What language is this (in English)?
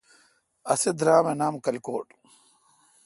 Kalkoti